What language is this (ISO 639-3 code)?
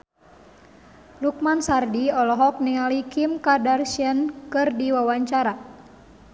sun